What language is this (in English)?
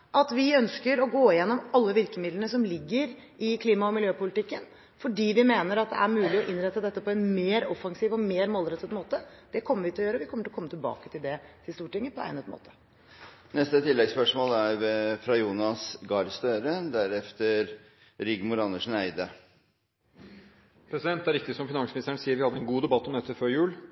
Norwegian